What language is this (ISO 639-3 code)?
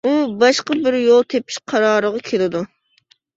uig